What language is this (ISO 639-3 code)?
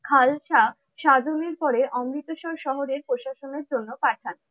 ben